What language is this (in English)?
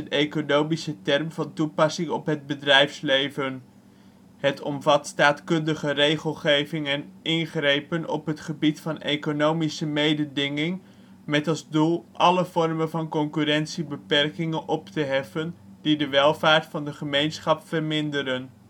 Dutch